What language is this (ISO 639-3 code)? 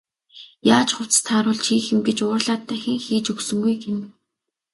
mon